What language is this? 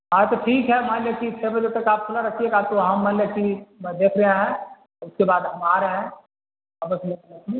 Urdu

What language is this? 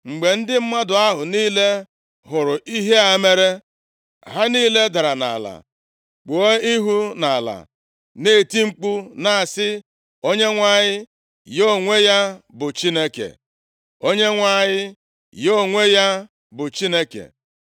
Igbo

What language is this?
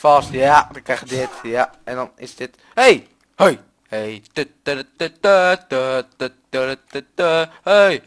Dutch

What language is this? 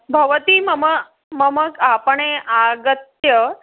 Sanskrit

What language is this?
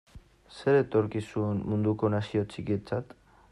Basque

